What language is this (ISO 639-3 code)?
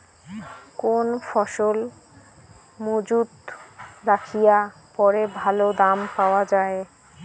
ben